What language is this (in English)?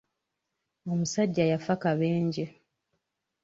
Ganda